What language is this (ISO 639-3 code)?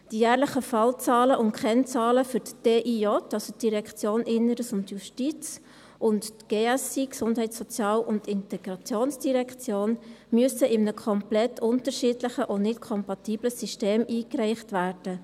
gsw